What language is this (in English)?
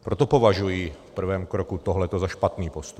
Czech